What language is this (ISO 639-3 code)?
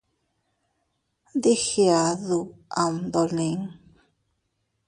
cut